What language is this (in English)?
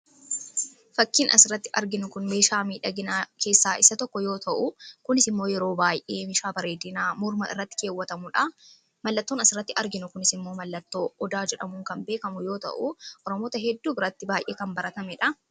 Oromo